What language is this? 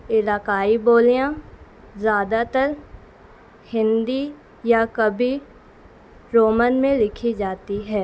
Urdu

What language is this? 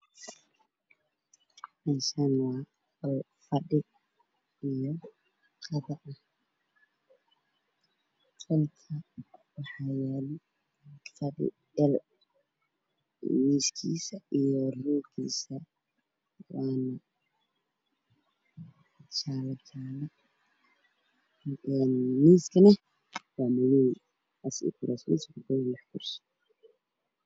Somali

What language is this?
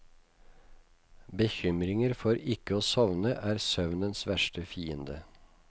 Norwegian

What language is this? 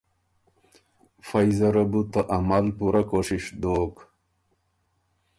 Ormuri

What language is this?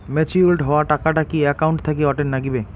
Bangla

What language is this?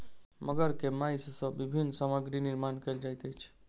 Maithili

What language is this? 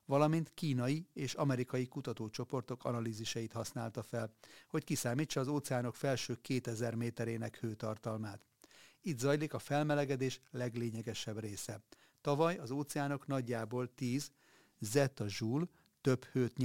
Hungarian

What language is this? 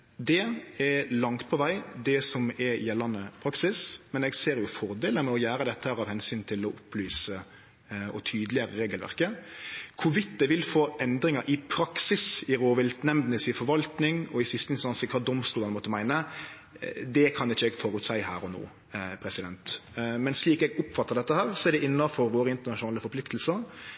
Norwegian Nynorsk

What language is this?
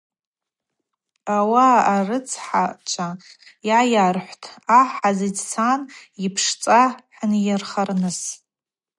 Abaza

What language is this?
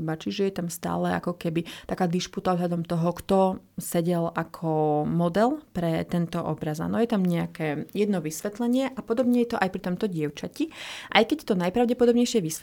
Slovak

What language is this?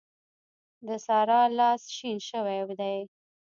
Pashto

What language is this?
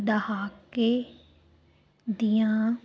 Punjabi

